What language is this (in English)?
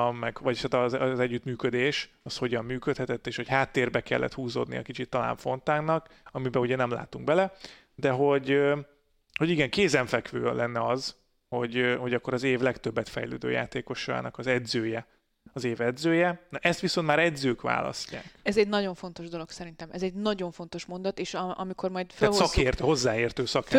Hungarian